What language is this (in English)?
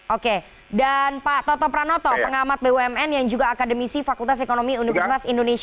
Indonesian